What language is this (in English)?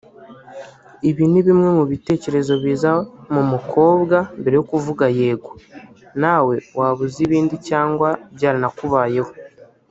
Kinyarwanda